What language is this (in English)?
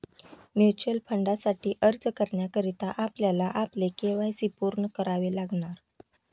Marathi